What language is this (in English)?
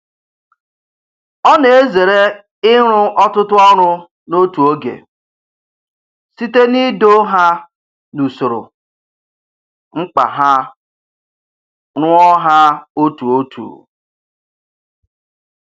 Igbo